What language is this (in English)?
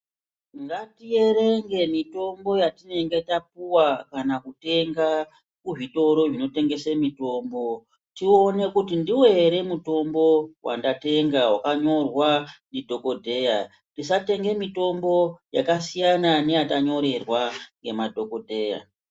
Ndau